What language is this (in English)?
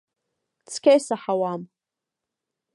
Abkhazian